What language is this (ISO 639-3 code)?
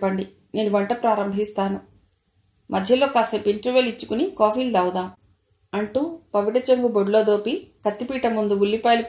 tel